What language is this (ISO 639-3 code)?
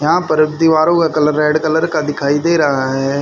hin